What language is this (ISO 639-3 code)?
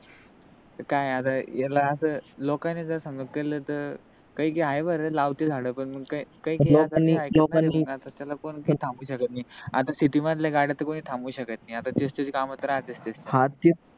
mar